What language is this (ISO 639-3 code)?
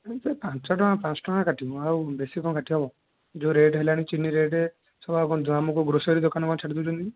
ori